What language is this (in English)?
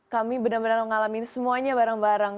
Indonesian